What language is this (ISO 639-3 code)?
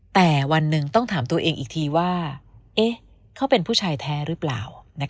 tha